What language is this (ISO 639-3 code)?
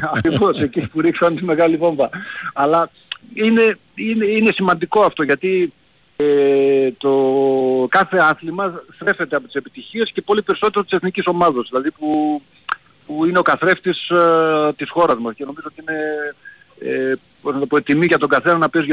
ell